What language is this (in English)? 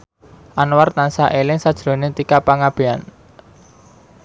Javanese